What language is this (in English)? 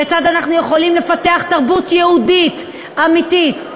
Hebrew